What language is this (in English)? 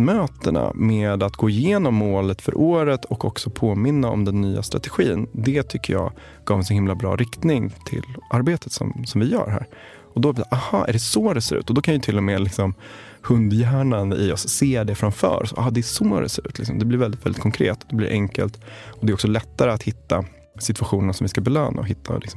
Swedish